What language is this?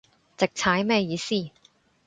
Cantonese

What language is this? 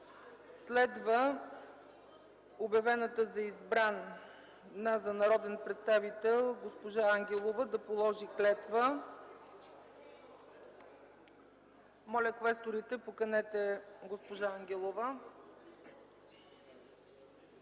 Bulgarian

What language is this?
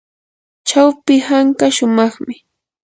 Yanahuanca Pasco Quechua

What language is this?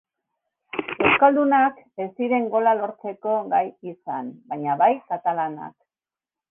Basque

